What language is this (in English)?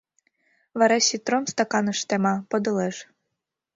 Mari